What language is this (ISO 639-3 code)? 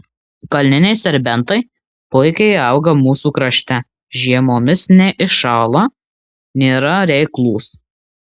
lit